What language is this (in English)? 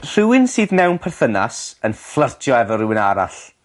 Welsh